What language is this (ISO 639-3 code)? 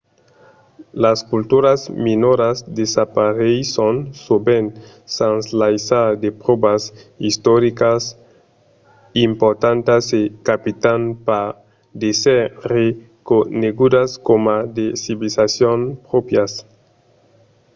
oci